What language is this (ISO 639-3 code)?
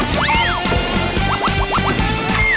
tha